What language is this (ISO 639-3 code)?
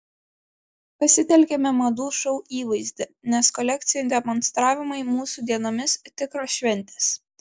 lit